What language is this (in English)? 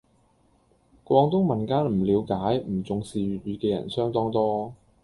Cantonese